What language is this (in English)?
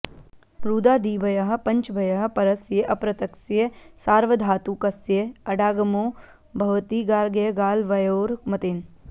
Sanskrit